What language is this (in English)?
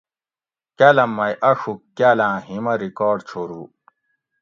Gawri